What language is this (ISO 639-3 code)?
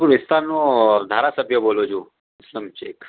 guj